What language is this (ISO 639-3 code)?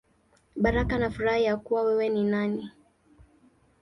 swa